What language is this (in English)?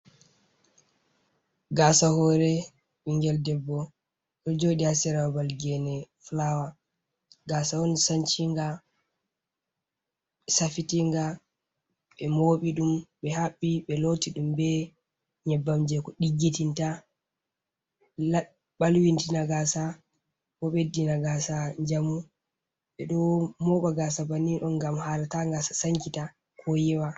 Fula